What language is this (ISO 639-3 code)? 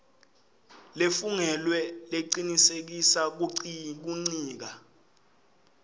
ssw